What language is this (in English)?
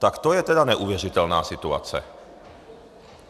Czech